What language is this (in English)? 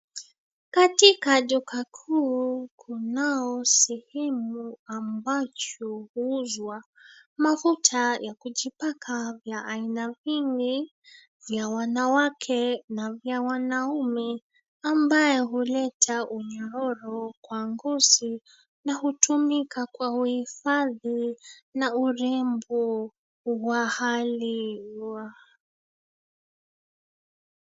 Swahili